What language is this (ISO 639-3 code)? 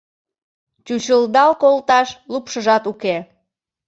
chm